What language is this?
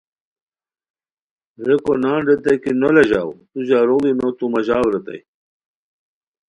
Khowar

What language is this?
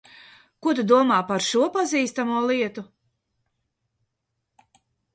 Latvian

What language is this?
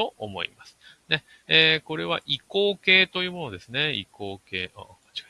Japanese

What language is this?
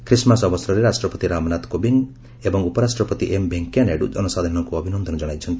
Odia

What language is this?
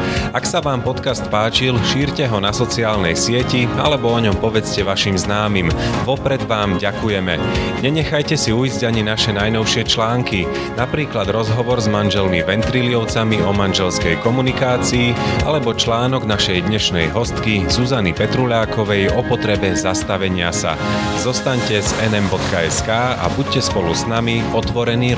Slovak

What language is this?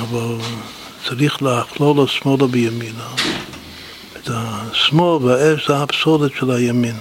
Hebrew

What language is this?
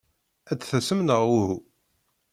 Kabyle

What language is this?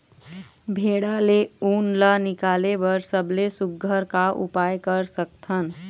Chhattisgarhi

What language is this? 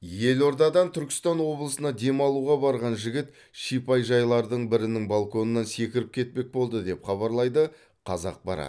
Kazakh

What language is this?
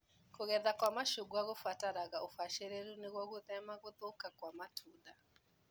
Kikuyu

